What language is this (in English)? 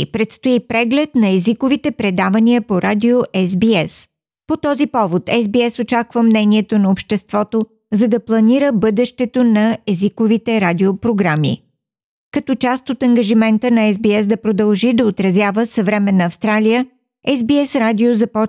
Bulgarian